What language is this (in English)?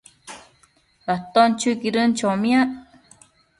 Matsés